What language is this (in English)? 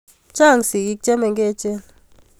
Kalenjin